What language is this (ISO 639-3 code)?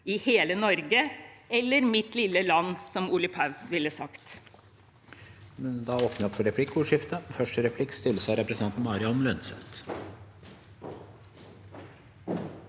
nor